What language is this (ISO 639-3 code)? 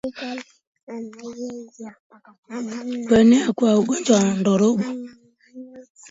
swa